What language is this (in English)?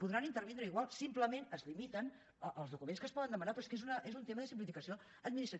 Catalan